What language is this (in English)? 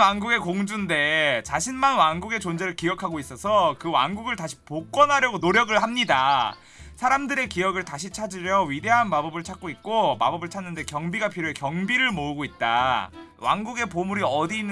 Korean